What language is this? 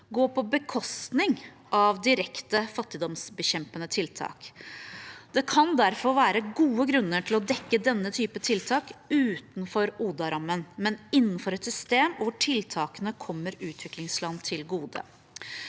Norwegian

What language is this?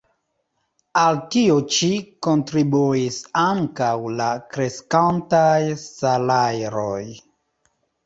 Esperanto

